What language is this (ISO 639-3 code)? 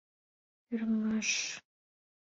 chm